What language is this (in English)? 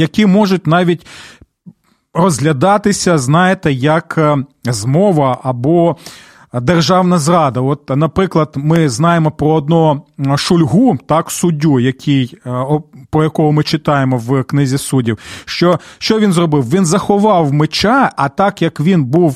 Ukrainian